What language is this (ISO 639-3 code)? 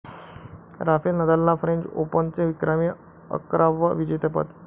mar